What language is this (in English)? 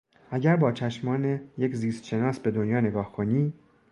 Persian